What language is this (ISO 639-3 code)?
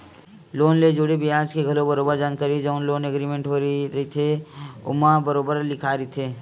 hne